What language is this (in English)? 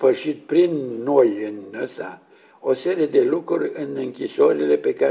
Romanian